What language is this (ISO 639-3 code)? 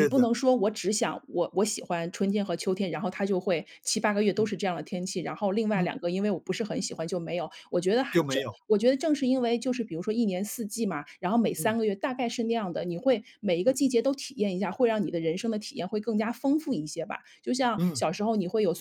zho